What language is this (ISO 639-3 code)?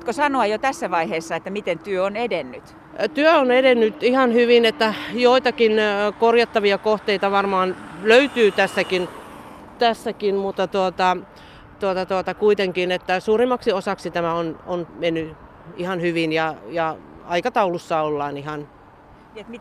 fin